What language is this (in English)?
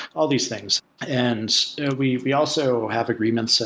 English